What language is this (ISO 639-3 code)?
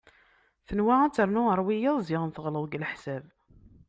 kab